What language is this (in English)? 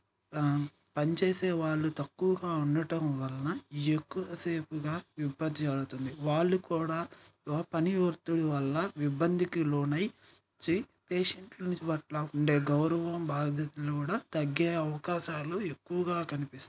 Telugu